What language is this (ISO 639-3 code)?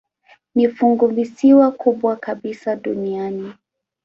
swa